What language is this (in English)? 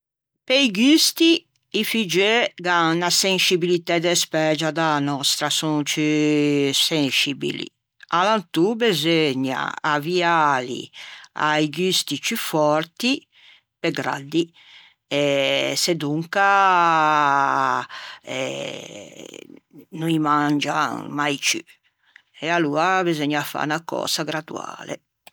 Ligurian